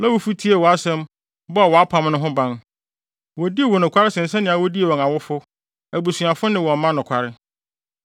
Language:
Akan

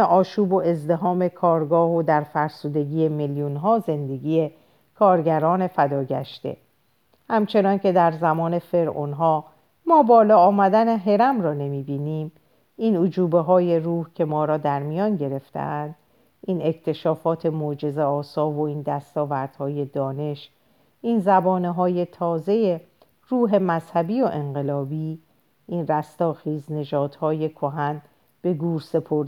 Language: Persian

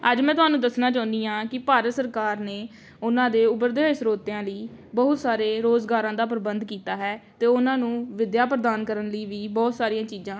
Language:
Punjabi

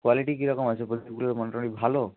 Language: Bangla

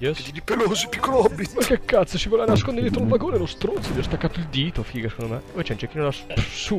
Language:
Italian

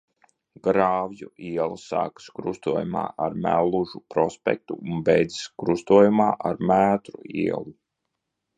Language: Latvian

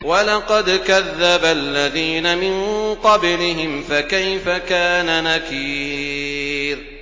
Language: Arabic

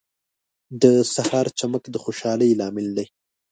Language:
Pashto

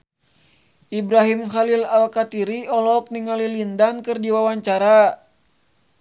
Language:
Sundanese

